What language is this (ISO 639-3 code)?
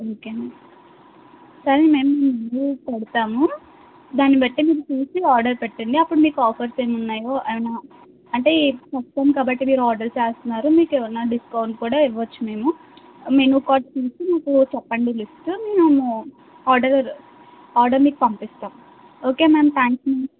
tel